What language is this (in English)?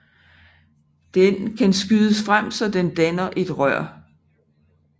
Danish